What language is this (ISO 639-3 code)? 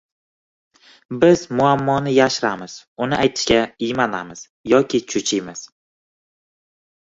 uzb